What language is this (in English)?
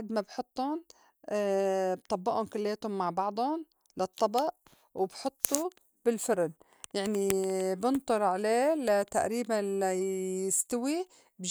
North Levantine Arabic